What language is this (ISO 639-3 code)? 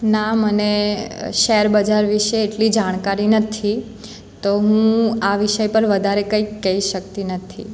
guj